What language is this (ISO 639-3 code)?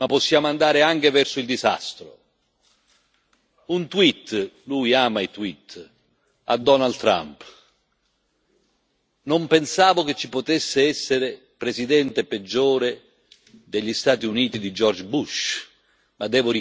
ita